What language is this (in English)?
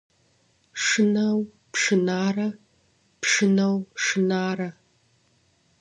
Kabardian